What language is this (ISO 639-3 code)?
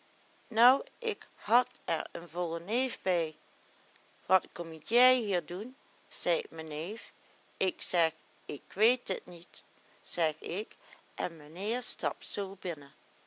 nld